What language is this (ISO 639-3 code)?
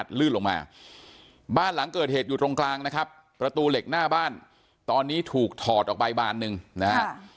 tha